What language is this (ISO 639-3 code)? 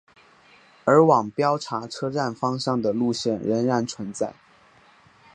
zho